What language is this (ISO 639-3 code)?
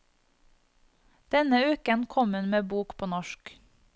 nor